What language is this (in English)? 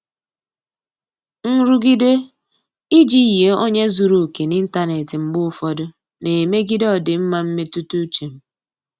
Igbo